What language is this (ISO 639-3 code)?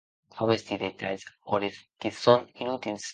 oci